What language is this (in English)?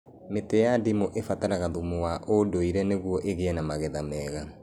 Kikuyu